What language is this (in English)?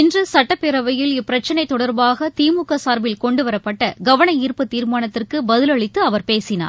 Tamil